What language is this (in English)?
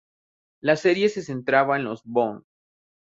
Spanish